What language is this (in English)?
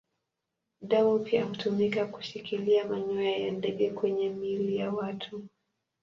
Swahili